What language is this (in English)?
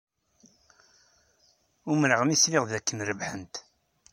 Kabyle